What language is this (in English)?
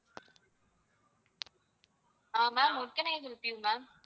Tamil